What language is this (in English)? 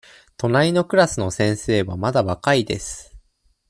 Japanese